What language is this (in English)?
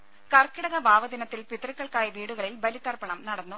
Malayalam